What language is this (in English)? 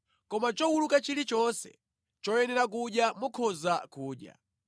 Nyanja